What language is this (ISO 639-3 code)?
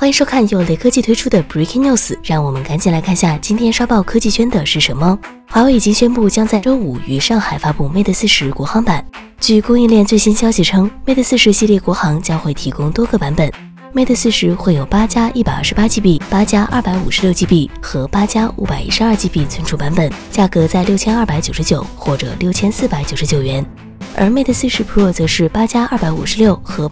zho